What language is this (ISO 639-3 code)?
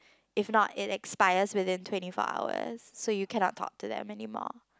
eng